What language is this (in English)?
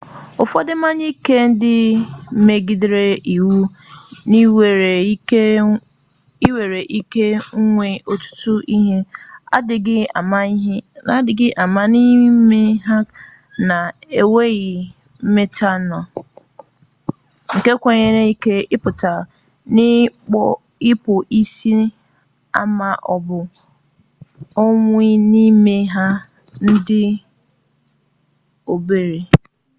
Igbo